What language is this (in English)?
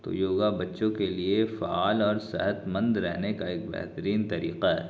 Urdu